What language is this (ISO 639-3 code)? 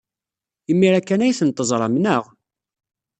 kab